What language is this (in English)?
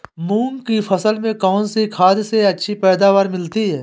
Hindi